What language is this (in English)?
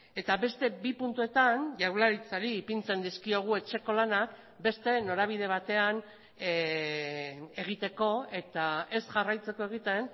Basque